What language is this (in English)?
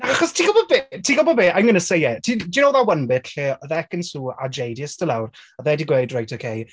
Welsh